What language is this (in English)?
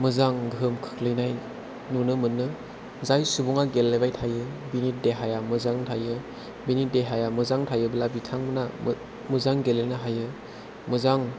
Bodo